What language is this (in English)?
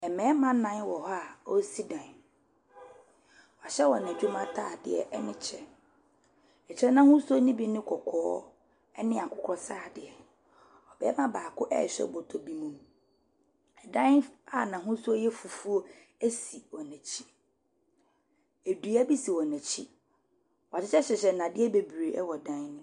Akan